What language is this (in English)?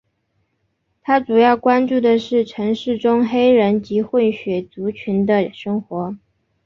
Chinese